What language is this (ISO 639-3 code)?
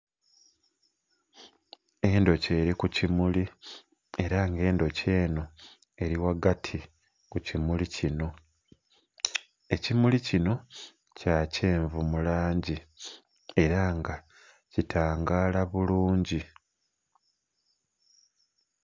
xog